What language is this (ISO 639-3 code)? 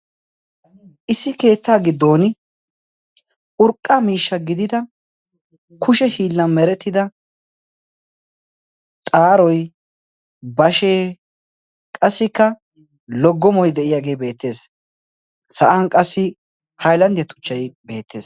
wal